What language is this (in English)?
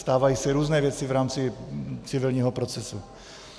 Czech